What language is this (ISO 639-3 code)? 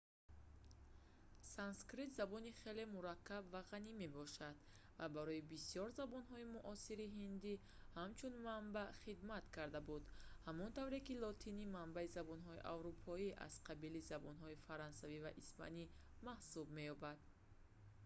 tgk